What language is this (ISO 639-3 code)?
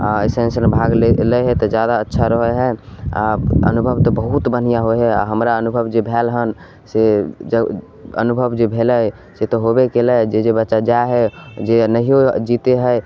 mai